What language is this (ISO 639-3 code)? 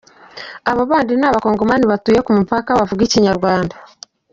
kin